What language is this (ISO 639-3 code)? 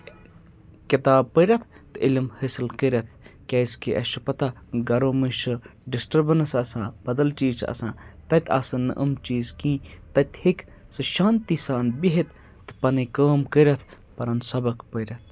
kas